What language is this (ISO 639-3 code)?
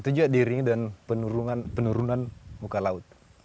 ind